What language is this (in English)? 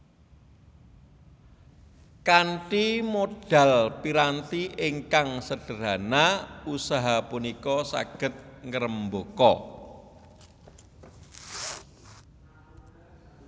Javanese